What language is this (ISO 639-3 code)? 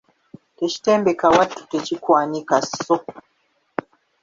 lug